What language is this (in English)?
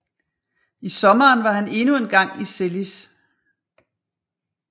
Danish